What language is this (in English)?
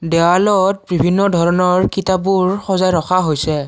Assamese